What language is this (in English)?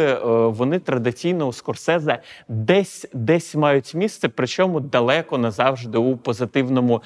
Ukrainian